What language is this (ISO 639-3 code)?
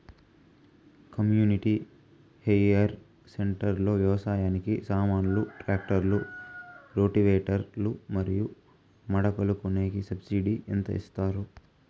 tel